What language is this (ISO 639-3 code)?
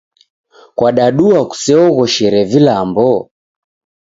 dav